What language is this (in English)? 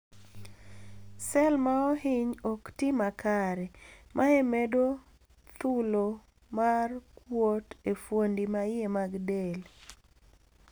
Luo (Kenya and Tanzania)